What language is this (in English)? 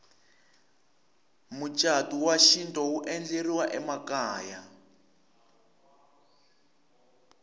Tsonga